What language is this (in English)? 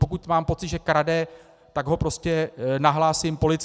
Czech